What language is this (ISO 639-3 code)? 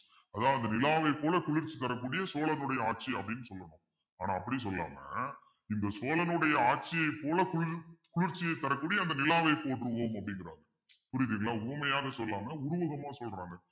tam